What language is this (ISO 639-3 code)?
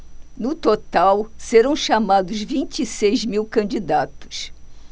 por